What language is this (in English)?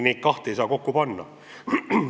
Estonian